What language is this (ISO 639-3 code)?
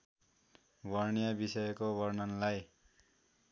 nep